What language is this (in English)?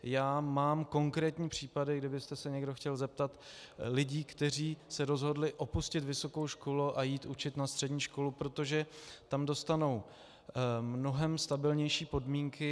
Czech